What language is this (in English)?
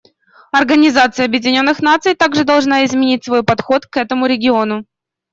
Russian